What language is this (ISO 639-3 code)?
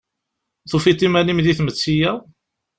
kab